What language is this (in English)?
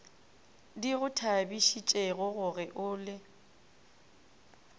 Northern Sotho